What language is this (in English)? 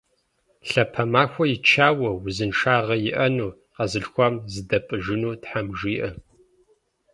Kabardian